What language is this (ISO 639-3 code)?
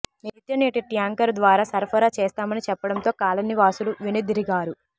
tel